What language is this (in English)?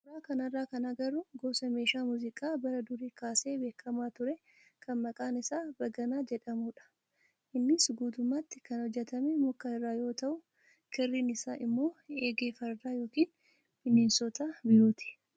Oromo